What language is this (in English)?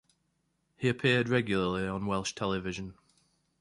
English